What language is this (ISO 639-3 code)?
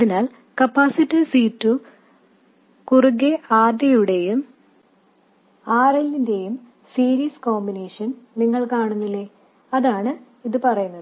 mal